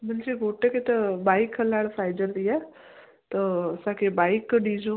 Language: Sindhi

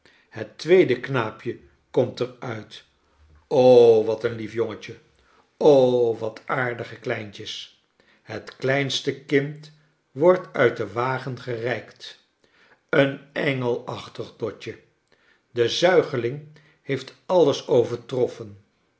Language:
Dutch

